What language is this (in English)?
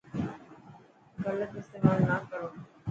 Dhatki